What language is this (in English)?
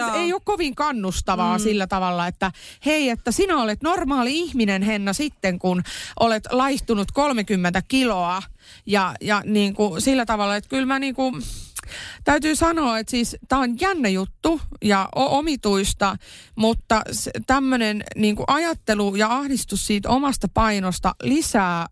Finnish